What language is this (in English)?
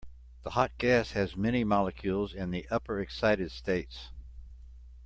English